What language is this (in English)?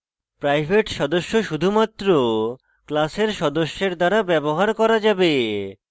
Bangla